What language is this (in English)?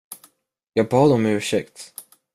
Swedish